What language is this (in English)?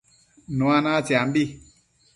Matsés